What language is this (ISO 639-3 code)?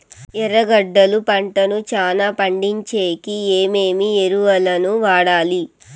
tel